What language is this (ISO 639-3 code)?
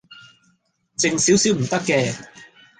yue